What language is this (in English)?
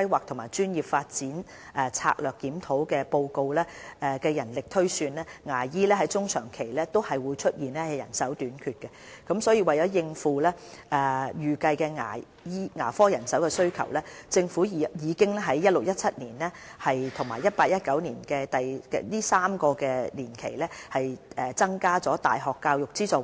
Cantonese